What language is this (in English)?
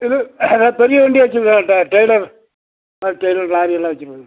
Tamil